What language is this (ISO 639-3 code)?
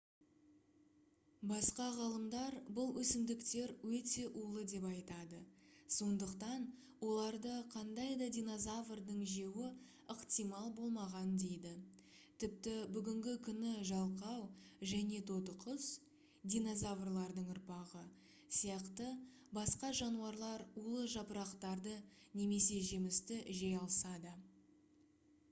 kaz